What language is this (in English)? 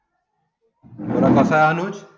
Marathi